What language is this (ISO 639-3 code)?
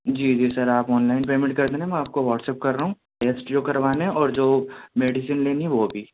urd